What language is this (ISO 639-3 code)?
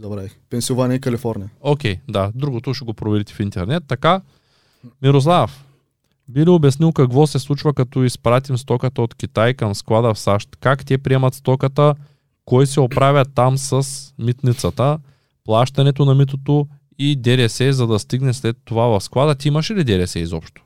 bul